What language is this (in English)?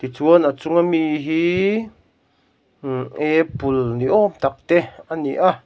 Mizo